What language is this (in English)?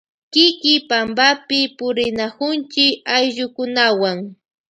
Loja Highland Quichua